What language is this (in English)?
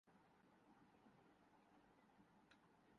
Urdu